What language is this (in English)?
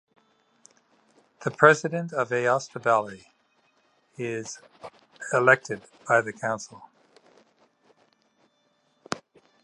English